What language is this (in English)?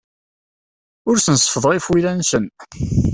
Kabyle